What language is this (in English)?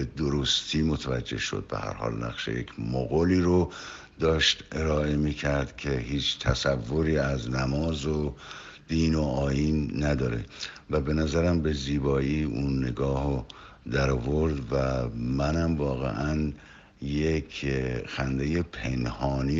Persian